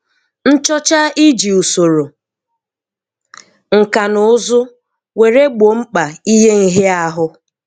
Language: Igbo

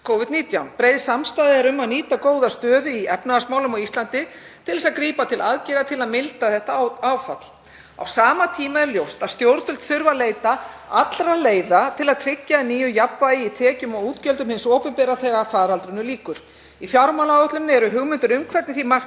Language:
Icelandic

